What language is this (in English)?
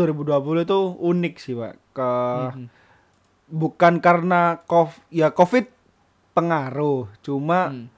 Indonesian